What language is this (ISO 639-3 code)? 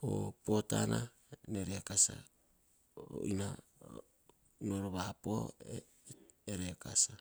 hah